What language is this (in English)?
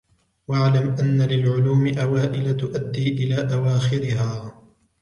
Arabic